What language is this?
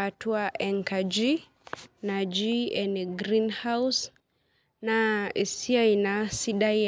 Masai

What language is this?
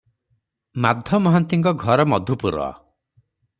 Odia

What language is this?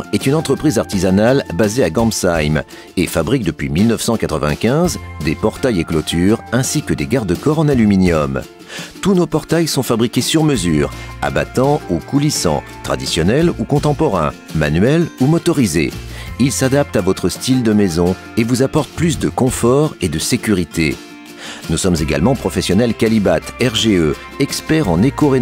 French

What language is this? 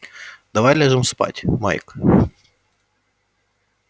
Russian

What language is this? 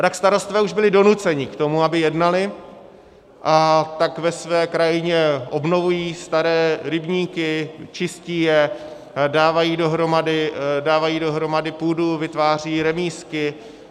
Czech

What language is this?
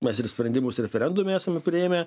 Lithuanian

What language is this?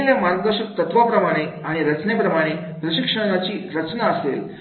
Marathi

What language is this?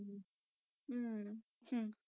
Punjabi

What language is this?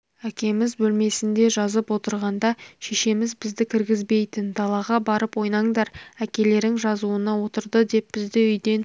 Kazakh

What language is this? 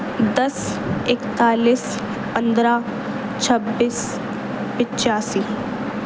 Urdu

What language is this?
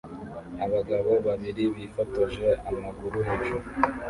Kinyarwanda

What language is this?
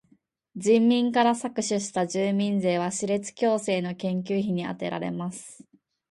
Japanese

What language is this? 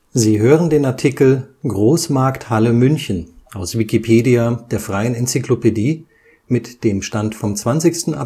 German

